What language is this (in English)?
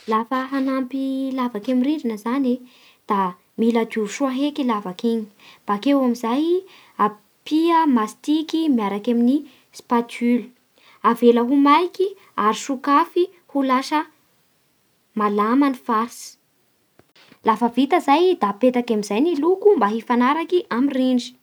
Bara Malagasy